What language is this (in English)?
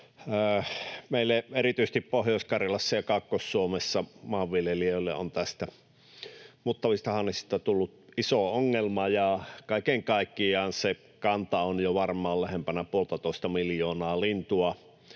Finnish